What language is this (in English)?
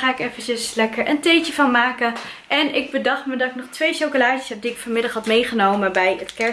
Dutch